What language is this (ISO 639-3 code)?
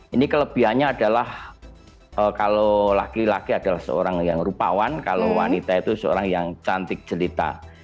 ind